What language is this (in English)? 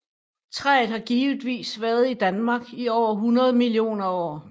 Danish